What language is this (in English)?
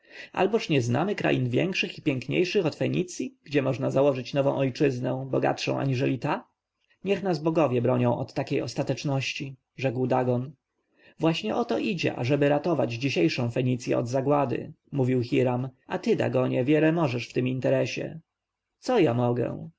Polish